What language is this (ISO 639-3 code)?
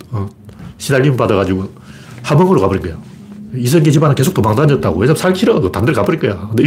kor